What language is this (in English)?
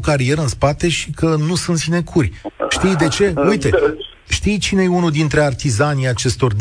Romanian